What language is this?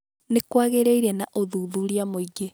Kikuyu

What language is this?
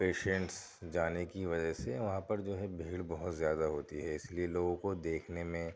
Urdu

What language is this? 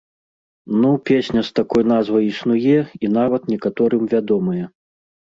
Belarusian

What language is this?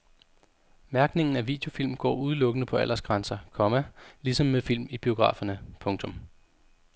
Danish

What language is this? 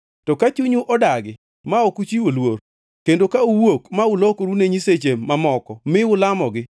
Luo (Kenya and Tanzania)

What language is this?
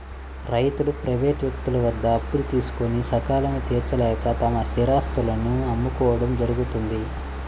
Telugu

